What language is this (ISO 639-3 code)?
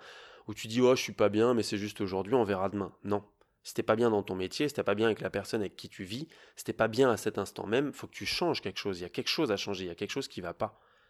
fra